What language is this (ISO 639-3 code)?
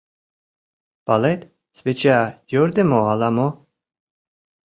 chm